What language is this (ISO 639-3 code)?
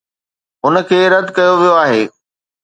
snd